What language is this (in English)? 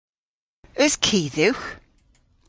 Cornish